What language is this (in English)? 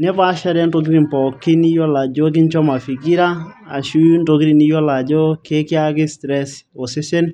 Masai